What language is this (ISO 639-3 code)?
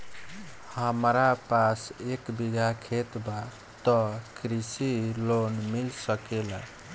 bho